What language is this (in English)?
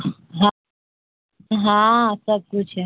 Urdu